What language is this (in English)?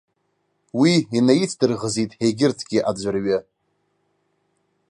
Abkhazian